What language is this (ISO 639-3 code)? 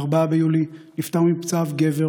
heb